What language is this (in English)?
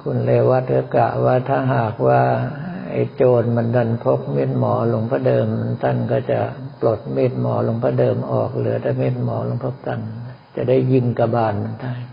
Thai